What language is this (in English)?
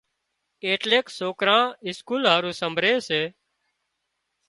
Wadiyara Koli